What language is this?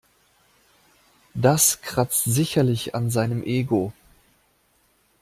German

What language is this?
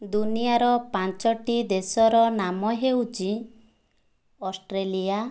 Odia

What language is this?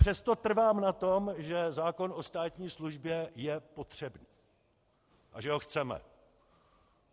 Czech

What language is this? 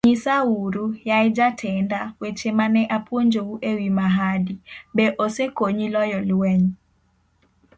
Luo (Kenya and Tanzania)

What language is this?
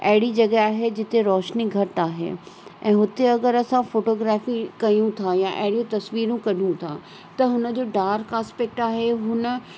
Sindhi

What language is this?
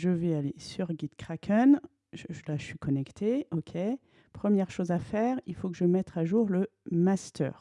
French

